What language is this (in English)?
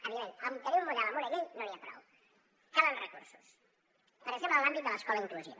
Catalan